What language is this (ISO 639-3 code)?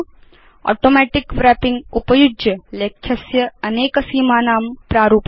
san